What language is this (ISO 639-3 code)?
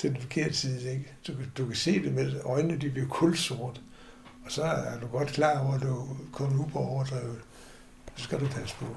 dan